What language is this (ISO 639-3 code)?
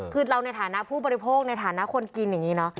tha